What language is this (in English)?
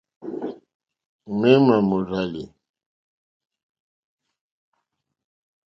Mokpwe